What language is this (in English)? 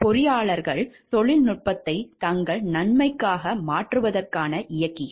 Tamil